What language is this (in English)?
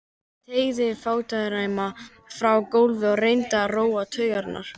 Icelandic